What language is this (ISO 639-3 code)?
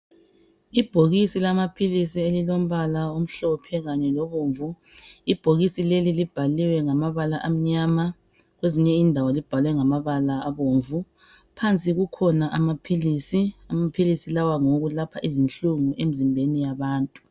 nde